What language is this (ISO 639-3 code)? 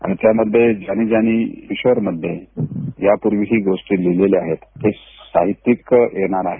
mar